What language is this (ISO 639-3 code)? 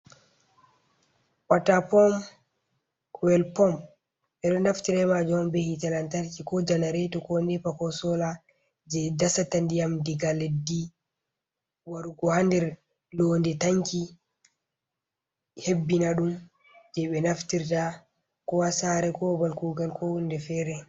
ful